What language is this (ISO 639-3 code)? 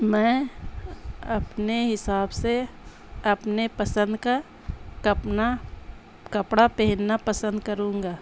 urd